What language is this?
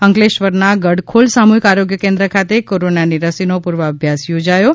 Gujarati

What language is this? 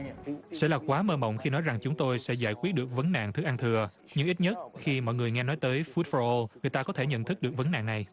Vietnamese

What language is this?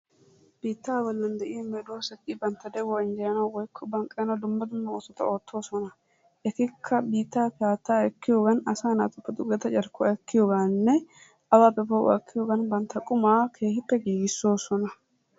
Wolaytta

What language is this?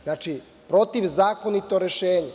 Serbian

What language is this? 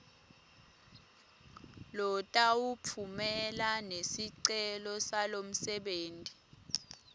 Swati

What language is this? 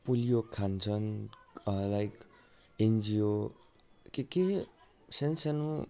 Nepali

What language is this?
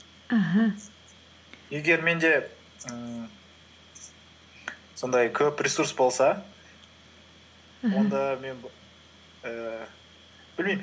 Kazakh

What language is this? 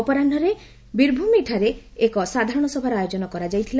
Odia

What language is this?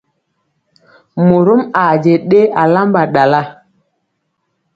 Mpiemo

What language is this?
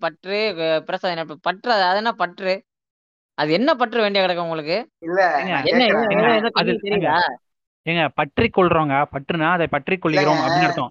Tamil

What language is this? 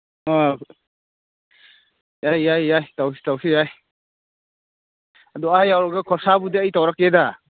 Manipuri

